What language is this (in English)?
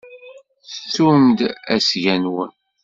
Kabyle